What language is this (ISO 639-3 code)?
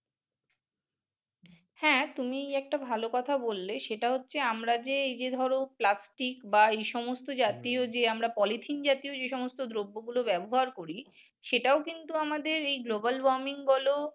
ben